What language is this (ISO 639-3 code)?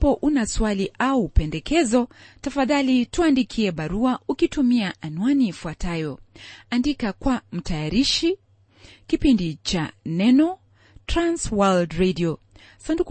swa